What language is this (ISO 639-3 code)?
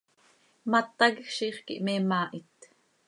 sei